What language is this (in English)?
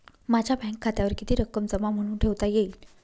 Marathi